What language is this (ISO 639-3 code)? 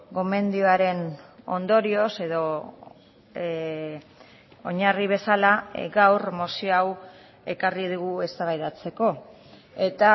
eus